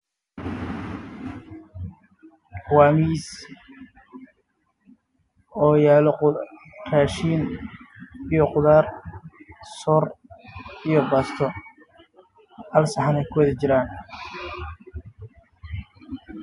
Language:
Somali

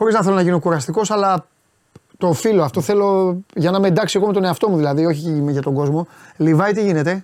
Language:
Greek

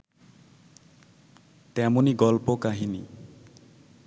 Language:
Bangla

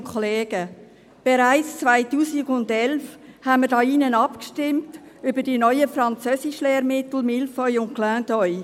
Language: Swiss German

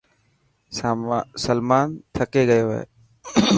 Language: Dhatki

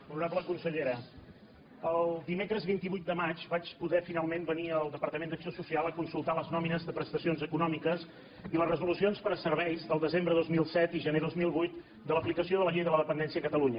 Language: Catalan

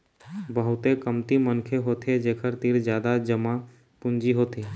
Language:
Chhattisgarhi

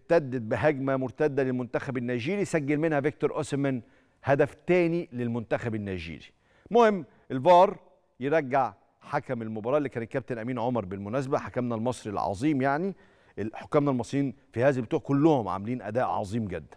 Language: Arabic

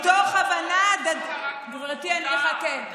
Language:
Hebrew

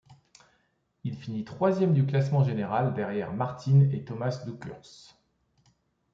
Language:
French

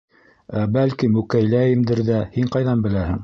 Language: Bashkir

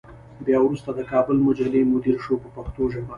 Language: Pashto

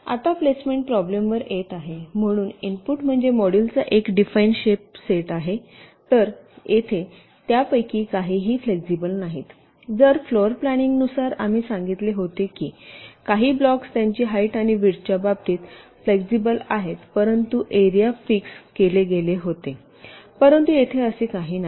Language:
Marathi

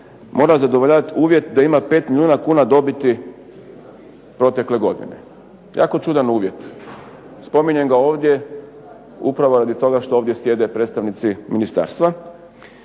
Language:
Croatian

